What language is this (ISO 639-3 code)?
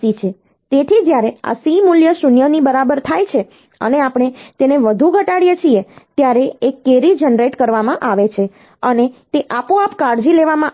guj